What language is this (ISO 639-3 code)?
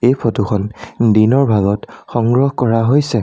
asm